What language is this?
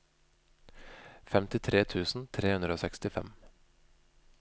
Norwegian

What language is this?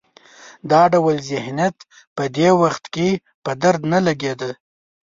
Pashto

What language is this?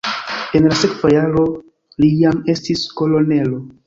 Esperanto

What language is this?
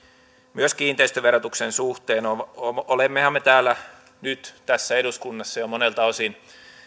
Finnish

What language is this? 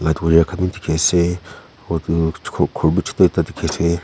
Naga Pidgin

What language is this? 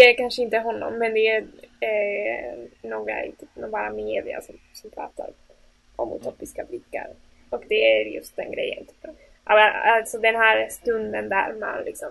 Swedish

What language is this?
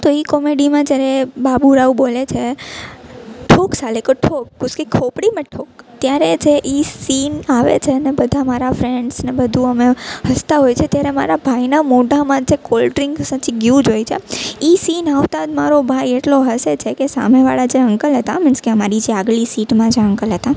Gujarati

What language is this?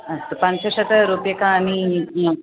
Sanskrit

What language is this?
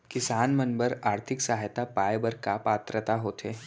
Chhattisgarhi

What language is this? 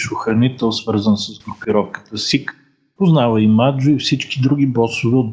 Bulgarian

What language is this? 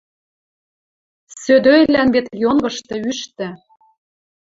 Western Mari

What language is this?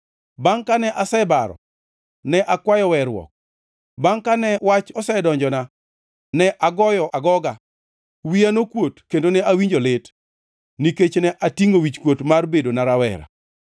Luo (Kenya and Tanzania)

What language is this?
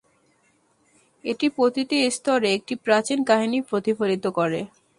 Bangla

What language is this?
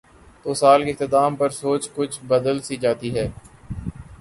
Urdu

